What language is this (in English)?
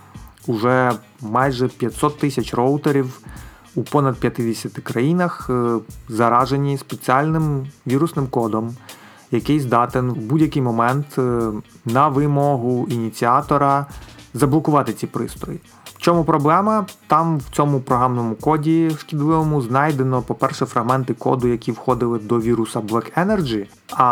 Ukrainian